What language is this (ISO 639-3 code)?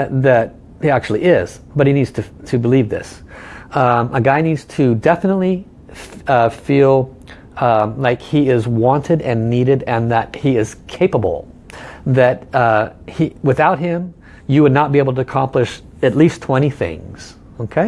eng